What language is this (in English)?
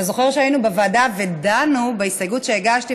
Hebrew